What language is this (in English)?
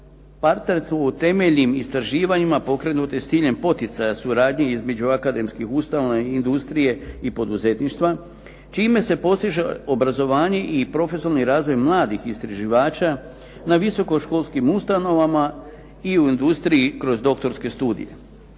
Croatian